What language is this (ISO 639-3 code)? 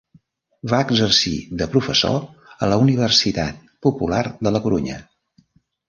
cat